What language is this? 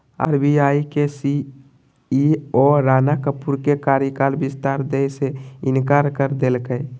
Magahi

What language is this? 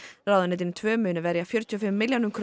Icelandic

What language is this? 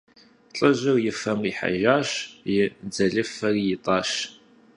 Kabardian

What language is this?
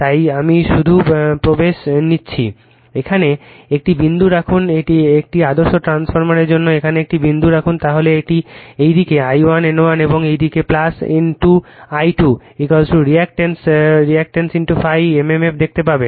Bangla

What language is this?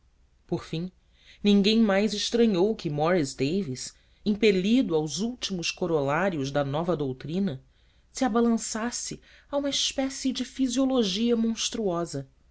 Portuguese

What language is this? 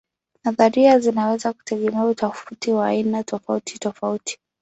Swahili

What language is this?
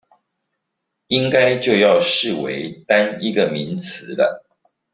Chinese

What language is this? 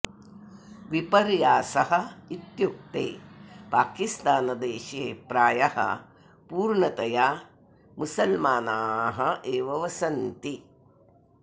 Sanskrit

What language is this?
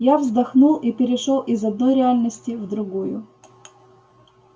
Russian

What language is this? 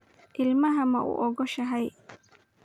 Somali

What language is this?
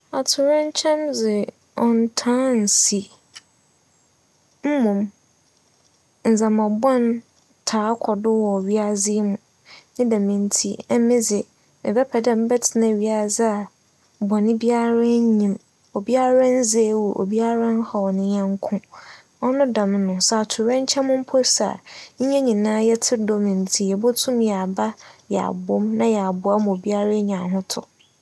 Akan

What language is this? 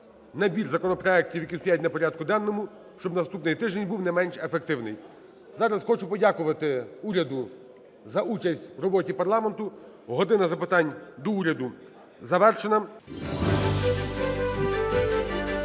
Ukrainian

